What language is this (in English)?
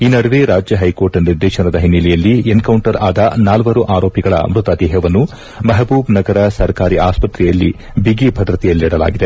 Kannada